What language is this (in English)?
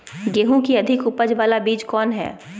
Magahi